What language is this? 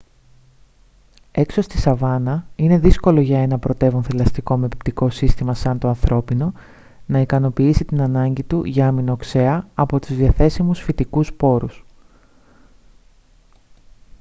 Greek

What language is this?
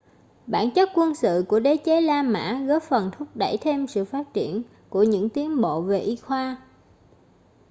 Vietnamese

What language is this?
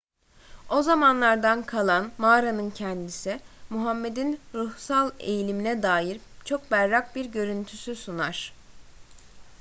Turkish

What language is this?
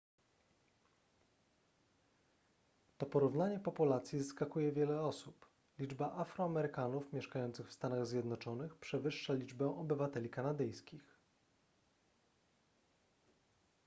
Polish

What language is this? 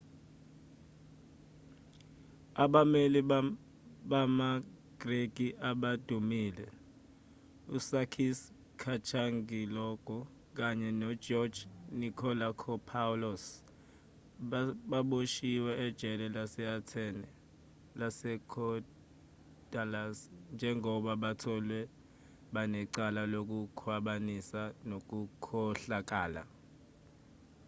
Zulu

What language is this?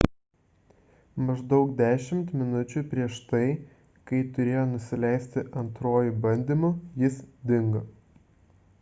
Lithuanian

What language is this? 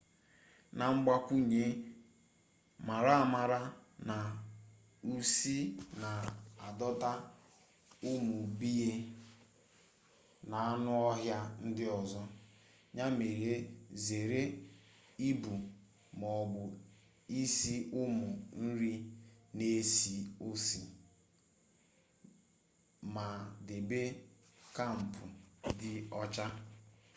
Igbo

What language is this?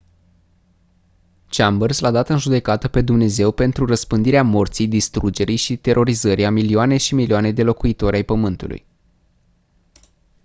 Romanian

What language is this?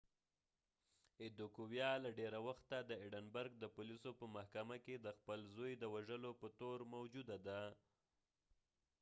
Pashto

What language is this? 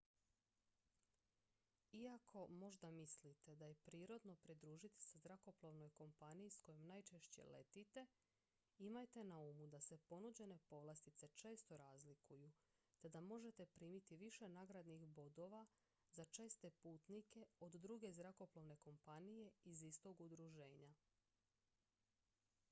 Croatian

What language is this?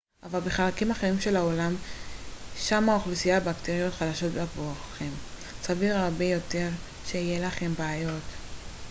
Hebrew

